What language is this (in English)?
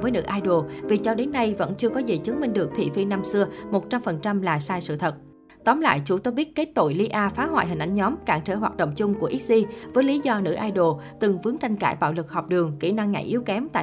Vietnamese